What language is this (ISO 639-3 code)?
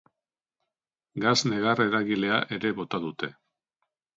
eus